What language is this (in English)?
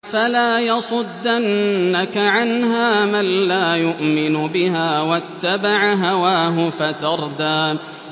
Arabic